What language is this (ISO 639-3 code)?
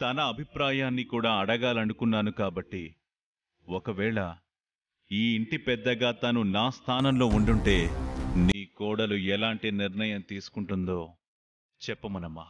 tel